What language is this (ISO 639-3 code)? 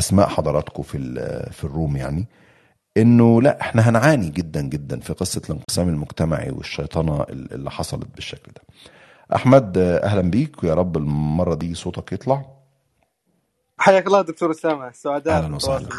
ara